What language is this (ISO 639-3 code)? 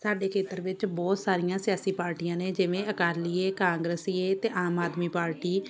pan